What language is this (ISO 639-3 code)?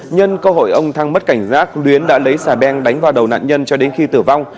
vie